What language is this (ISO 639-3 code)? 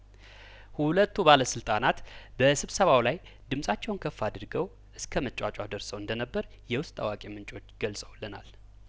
amh